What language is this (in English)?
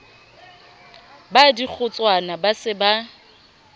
Southern Sotho